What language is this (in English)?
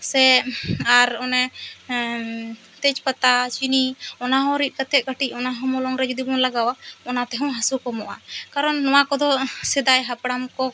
Santali